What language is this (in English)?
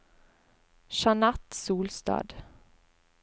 Norwegian